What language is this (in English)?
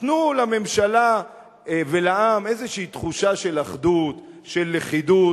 Hebrew